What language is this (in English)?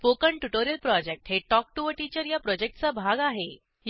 Marathi